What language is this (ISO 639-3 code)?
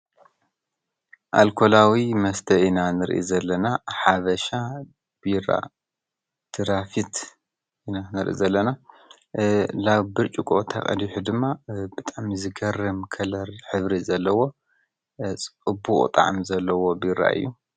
tir